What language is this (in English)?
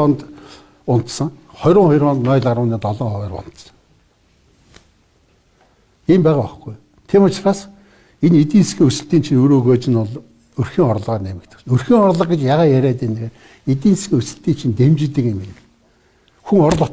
Turkish